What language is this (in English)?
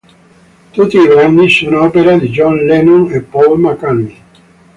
Italian